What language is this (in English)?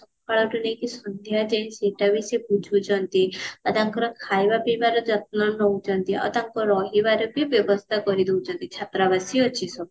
Odia